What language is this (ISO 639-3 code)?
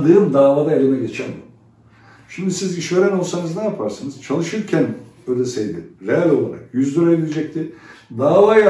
tur